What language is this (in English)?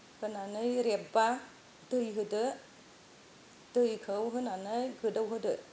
Bodo